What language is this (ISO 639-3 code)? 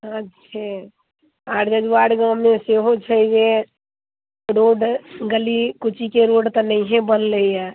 mai